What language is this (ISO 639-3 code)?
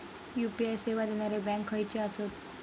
mar